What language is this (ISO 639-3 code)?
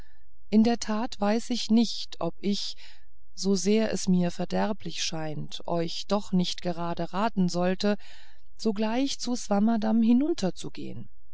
deu